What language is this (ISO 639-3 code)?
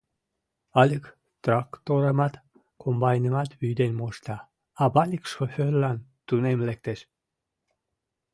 chm